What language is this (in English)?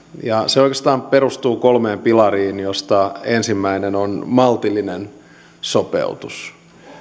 Finnish